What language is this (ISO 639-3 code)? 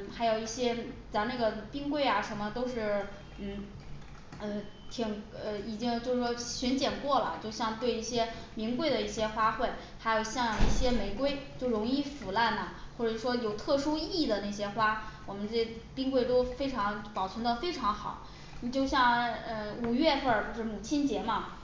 zho